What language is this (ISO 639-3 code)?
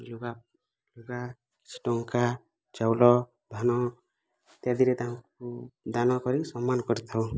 ori